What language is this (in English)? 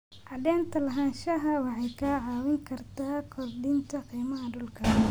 Somali